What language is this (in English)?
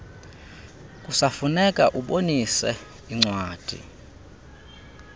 Xhosa